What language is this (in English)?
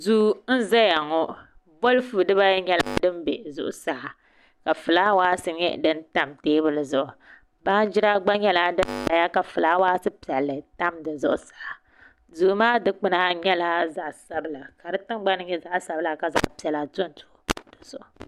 Dagbani